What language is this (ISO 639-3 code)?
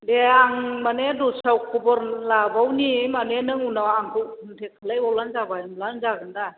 brx